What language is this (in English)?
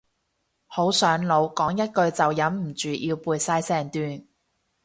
Cantonese